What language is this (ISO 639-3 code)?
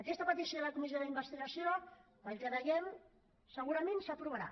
cat